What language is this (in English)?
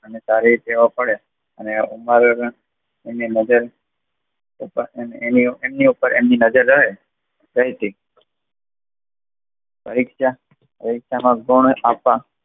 Gujarati